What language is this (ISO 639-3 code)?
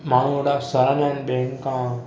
snd